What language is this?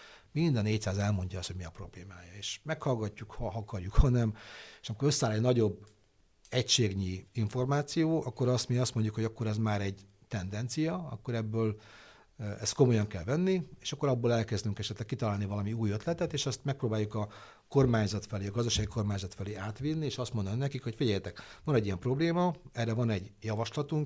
Hungarian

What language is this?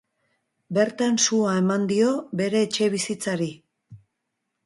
Basque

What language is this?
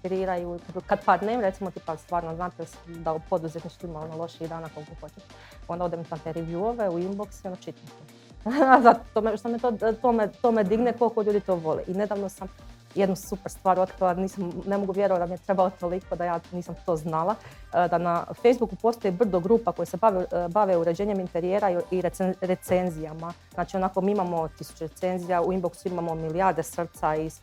Croatian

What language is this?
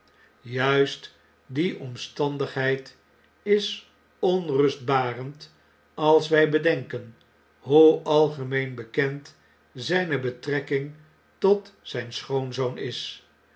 Dutch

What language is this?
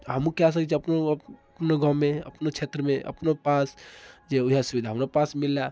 Maithili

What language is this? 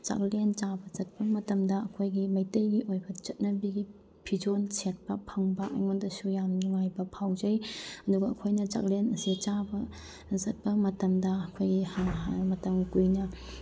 Manipuri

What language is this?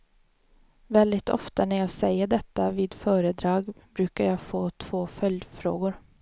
Swedish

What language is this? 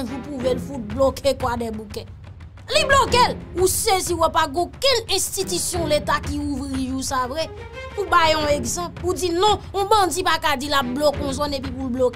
French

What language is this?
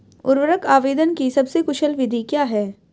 Hindi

